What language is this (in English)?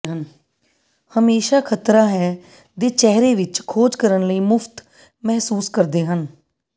Punjabi